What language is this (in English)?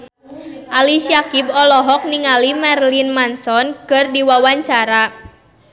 Sundanese